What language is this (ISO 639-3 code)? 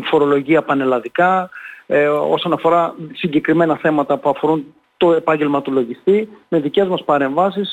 ell